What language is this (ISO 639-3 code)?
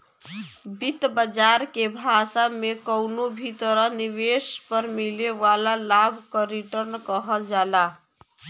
bho